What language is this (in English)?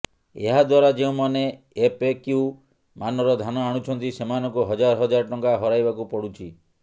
Odia